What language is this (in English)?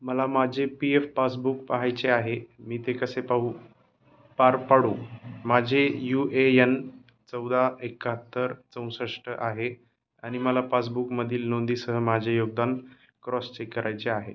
Marathi